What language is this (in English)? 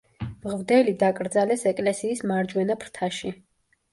Georgian